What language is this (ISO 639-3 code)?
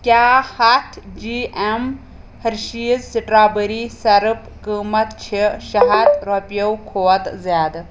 kas